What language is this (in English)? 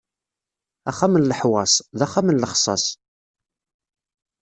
Kabyle